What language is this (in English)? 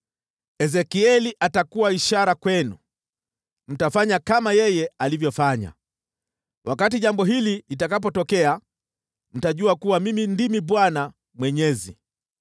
Swahili